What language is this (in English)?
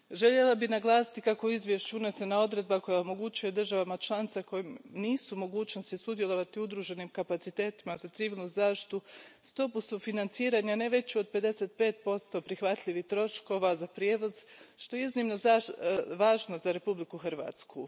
Croatian